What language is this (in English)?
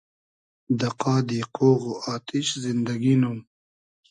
Hazaragi